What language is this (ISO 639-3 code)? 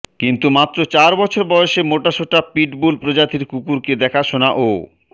ben